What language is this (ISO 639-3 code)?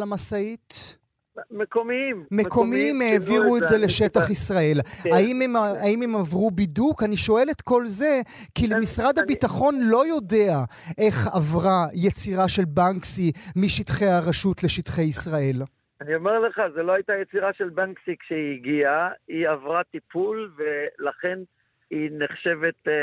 heb